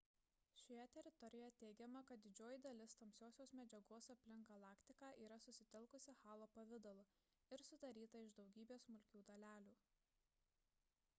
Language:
Lithuanian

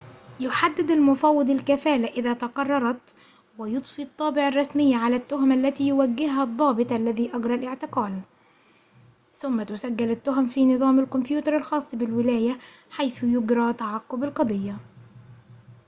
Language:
Arabic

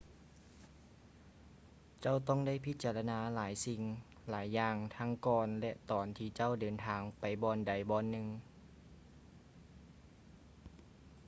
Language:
Lao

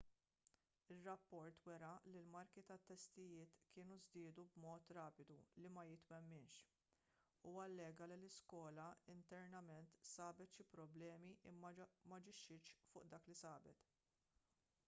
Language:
Maltese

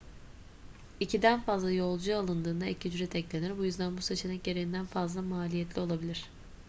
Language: Turkish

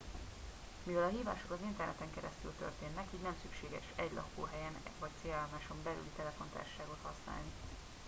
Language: Hungarian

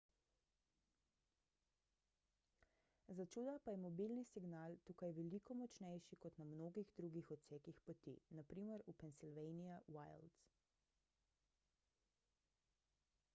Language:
Slovenian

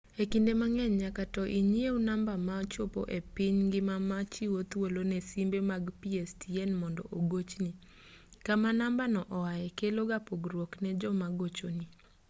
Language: Luo (Kenya and Tanzania)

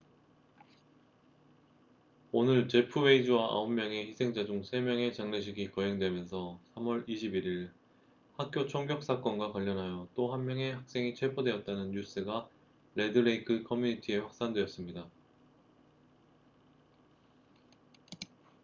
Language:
Korean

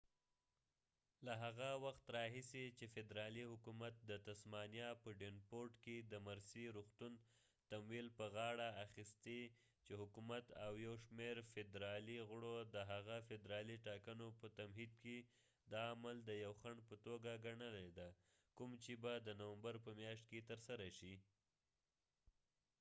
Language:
Pashto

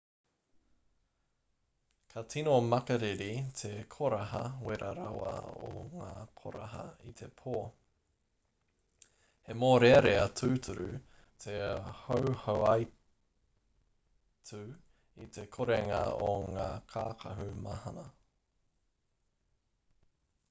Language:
Māori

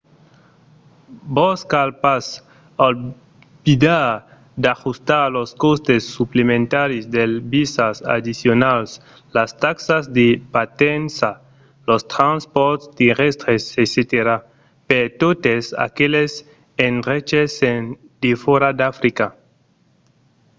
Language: Occitan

